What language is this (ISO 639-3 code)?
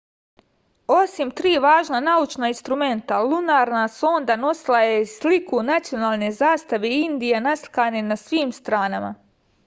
srp